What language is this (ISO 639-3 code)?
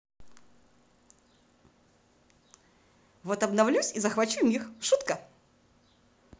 rus